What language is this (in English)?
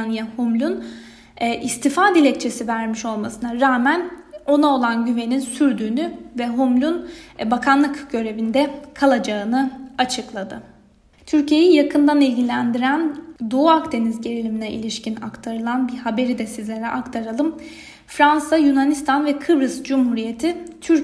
Turkish